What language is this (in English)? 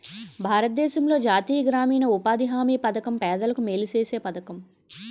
Telugu